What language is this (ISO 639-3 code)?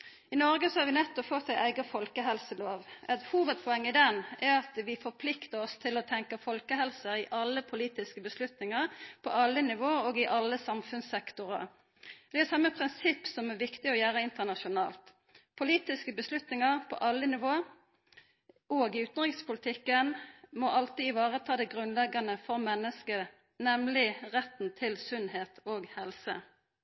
nno